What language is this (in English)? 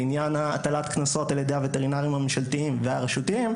Hebrew